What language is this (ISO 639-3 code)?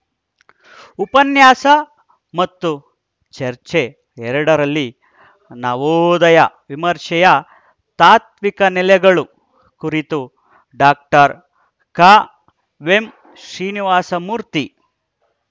kan